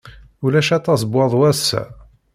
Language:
Kabyle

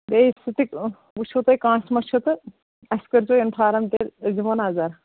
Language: Kashmiri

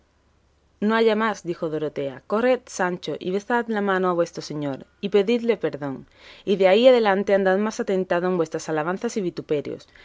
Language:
Spanish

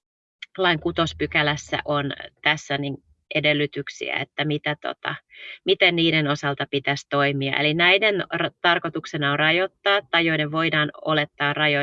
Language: Finnish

